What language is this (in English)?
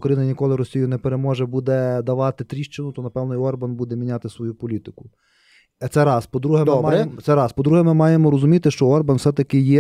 Ukrainian